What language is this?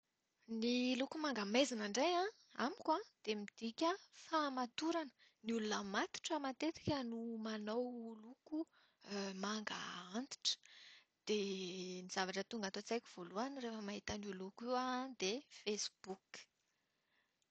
Malagasy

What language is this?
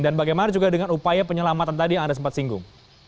Indonesian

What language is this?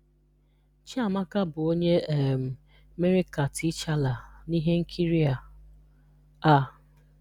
Igbo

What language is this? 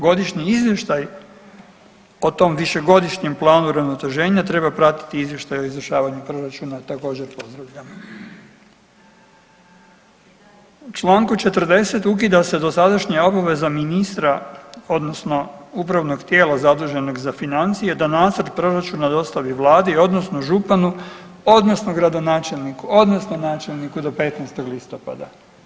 Croatian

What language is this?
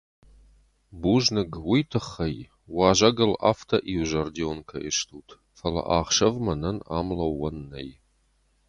Ossetic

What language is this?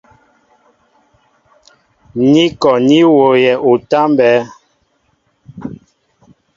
Mbo (Cameroon)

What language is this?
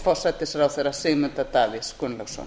Icelandic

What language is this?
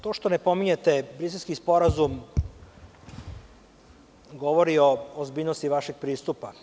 Serbian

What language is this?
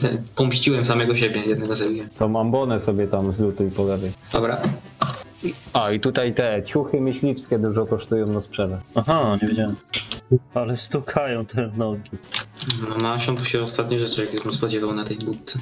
Polish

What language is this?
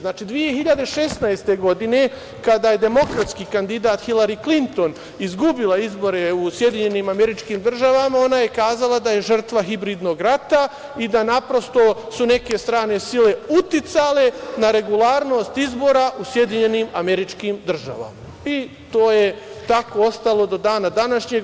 Serbian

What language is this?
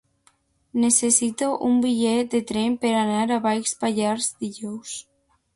Catalan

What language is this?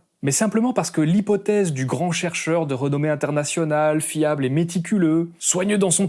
French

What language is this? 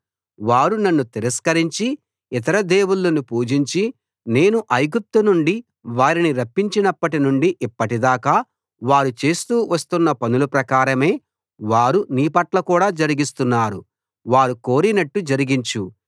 Telugu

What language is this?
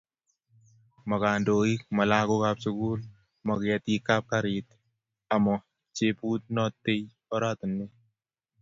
Kalenjin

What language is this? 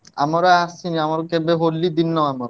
Odia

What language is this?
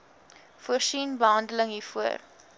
Afrikaans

